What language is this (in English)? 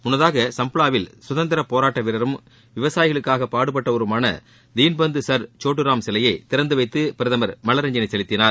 Tamil